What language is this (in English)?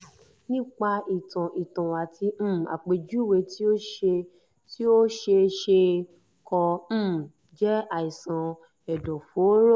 Yoruba